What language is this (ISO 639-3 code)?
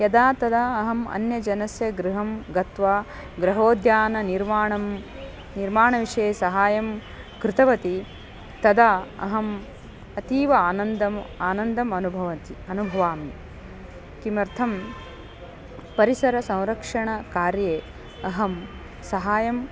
san